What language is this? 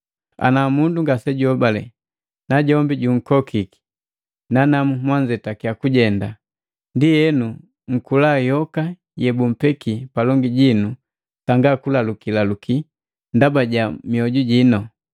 Matengo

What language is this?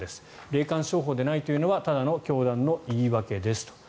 Japanese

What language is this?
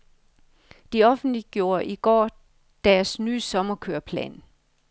Danish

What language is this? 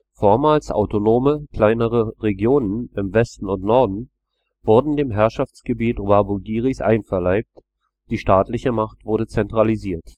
German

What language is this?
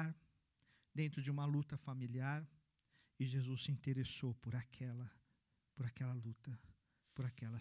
Portuguese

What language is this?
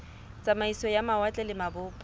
Southern Sotho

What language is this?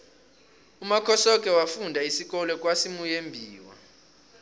South Ndebele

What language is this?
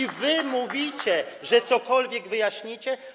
Polish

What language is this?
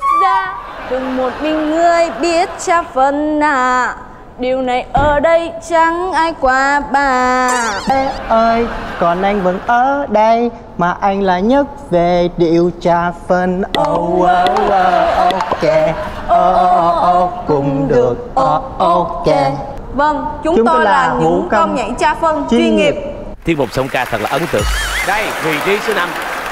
Vietnamese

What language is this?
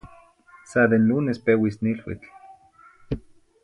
Zacatlán-Ahuacatlán-Tepetzintla Nahuatl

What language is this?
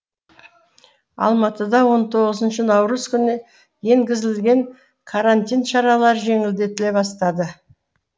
Kazakh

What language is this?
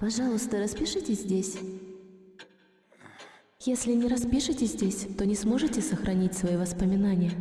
Russian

